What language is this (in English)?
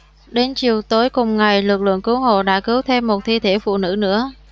Vietnamese